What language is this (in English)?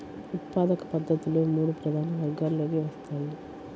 Telugu